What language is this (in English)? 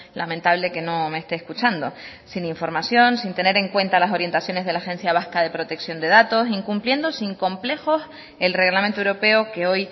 Spanish